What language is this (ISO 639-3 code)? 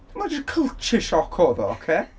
cym